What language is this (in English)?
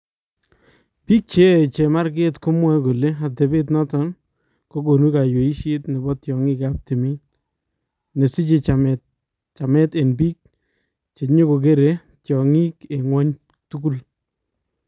Kalenjin